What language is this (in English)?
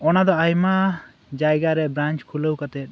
Santali